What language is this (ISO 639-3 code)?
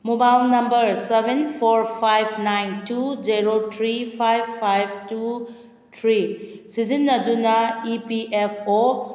mni